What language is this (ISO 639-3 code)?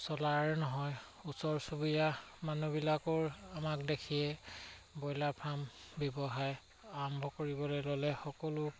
asm